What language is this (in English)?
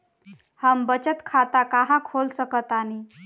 Bhojpuri